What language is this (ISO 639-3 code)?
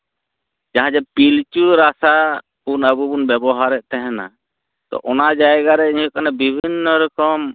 sat